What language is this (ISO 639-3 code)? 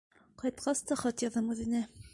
bak